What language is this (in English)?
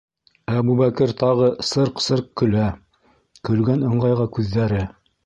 Bashkir